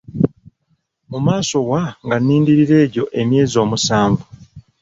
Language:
Ganda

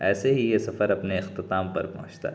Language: Urdu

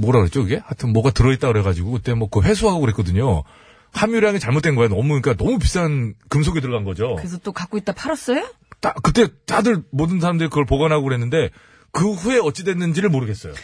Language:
Korean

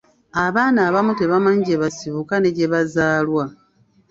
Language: Ganda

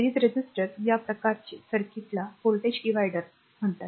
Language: Marathi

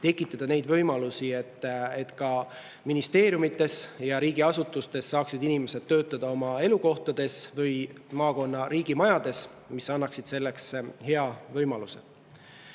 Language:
Estonian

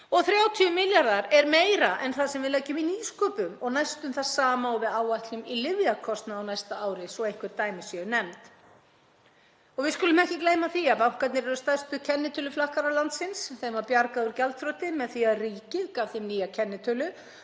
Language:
Icelandic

